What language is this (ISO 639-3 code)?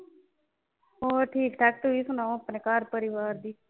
pan